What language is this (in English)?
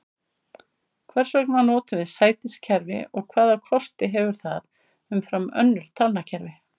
Icelandic